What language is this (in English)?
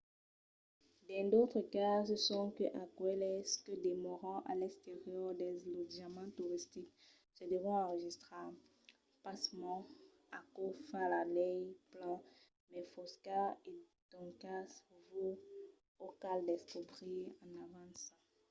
Occitan